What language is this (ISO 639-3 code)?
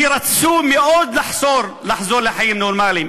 heb